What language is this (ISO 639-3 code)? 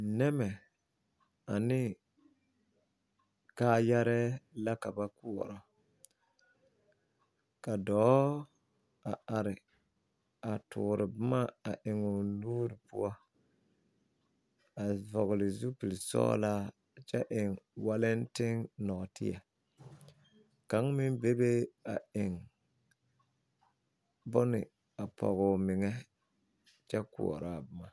dga